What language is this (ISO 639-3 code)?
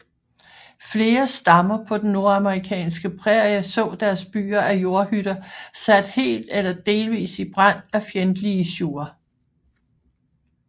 dan